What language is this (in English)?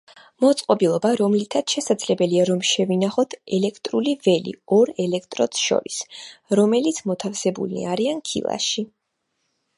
Georgian